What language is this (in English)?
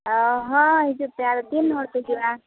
Santali